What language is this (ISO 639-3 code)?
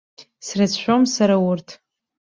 abk